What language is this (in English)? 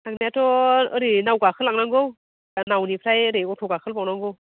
Bodo